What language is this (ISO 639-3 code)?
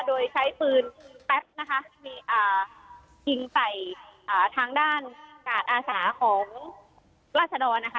tha